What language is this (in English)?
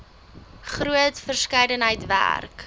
Afrikaans